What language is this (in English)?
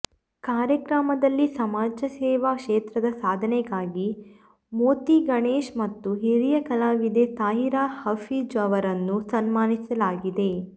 Kannada